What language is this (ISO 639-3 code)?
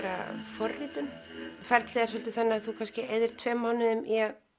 isl